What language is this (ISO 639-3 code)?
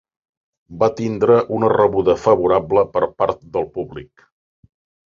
cat